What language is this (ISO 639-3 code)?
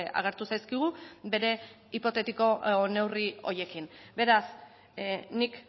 eus